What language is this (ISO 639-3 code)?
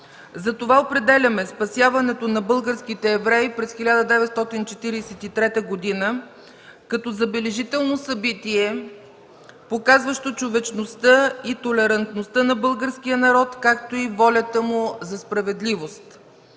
bul